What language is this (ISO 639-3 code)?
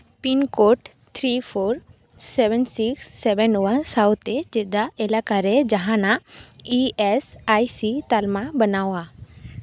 sat